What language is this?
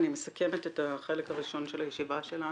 Hebrew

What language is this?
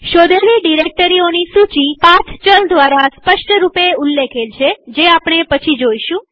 Gujarati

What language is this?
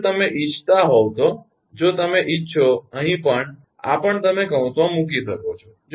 Gujarati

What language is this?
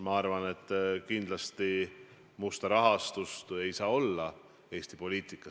Estonian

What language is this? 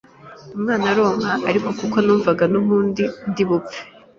Kinyarwanda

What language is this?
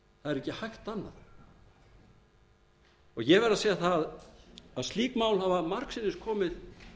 Icelandic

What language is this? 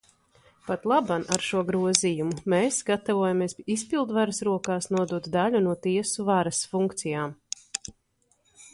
Latvian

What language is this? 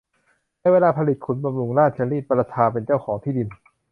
Thai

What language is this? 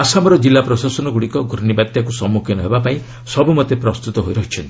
Odia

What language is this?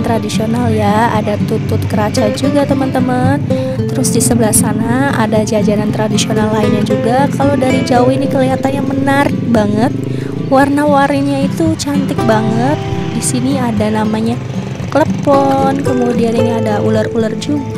Indonesian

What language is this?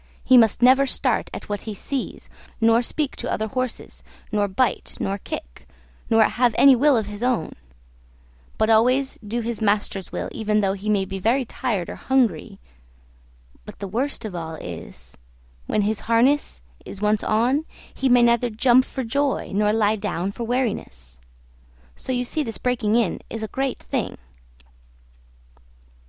English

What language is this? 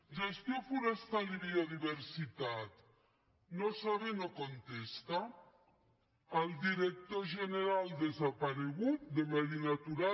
Catalan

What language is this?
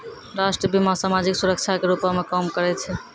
Maithili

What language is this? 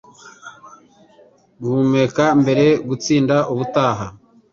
Kinyarwanda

